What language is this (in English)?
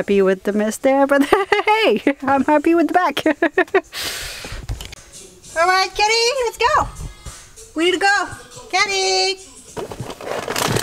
English